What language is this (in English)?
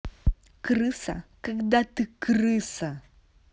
Russian